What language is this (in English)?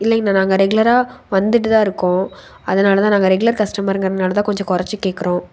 Tamil